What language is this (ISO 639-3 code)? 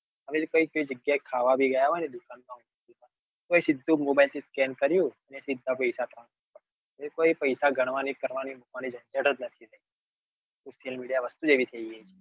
guj